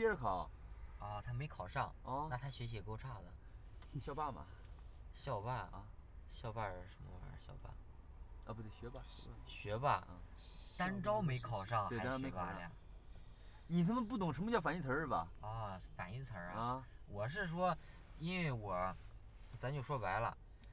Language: Chinese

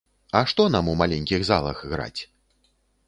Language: Belarusian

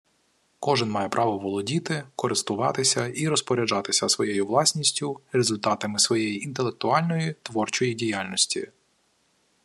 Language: Ukrainian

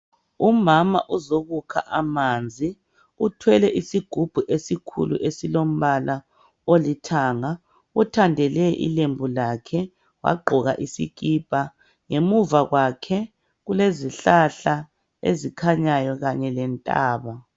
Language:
North Ndebele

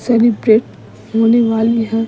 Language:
Hindi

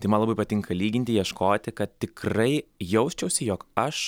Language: Lithuanian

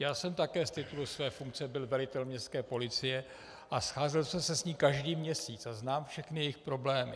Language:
Czech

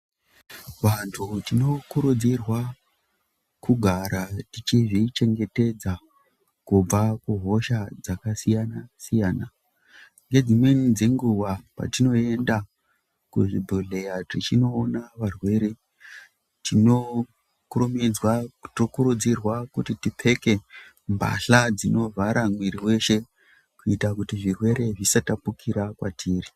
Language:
Ndau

